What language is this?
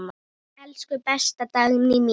Icelandic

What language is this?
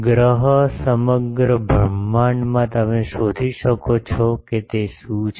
Gujarati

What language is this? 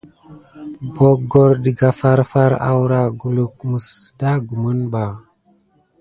Gidar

